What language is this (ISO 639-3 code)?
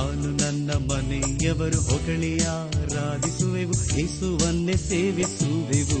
kan